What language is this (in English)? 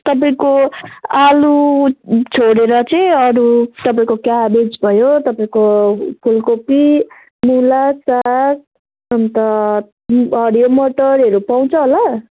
Nepali